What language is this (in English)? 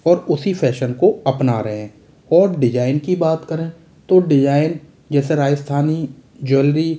Hindi